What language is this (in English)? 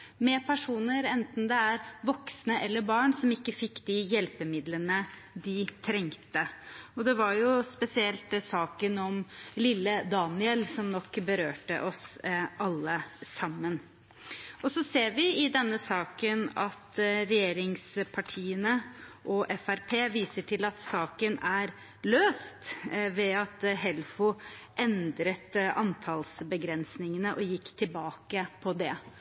Norwegian Bokmål